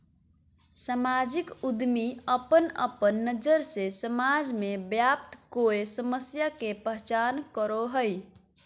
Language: Magahi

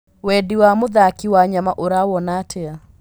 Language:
Kikuyu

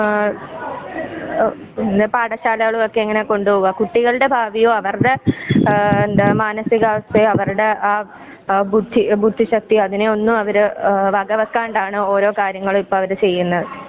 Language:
Malayalam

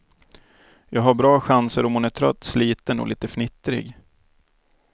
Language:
Swedish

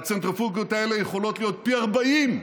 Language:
Hebrew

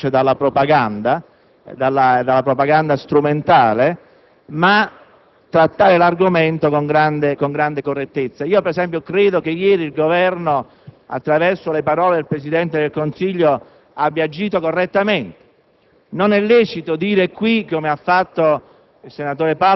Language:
Italian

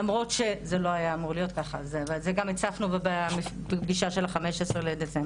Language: Hebrew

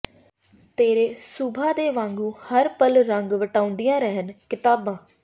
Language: Punjabi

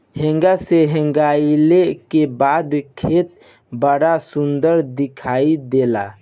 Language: Bhojpuri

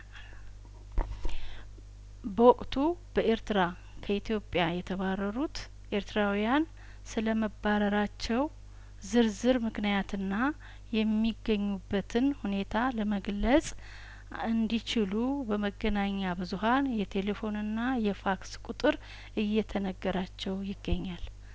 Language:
Amharic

